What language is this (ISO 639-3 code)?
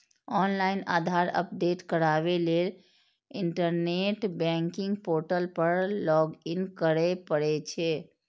mai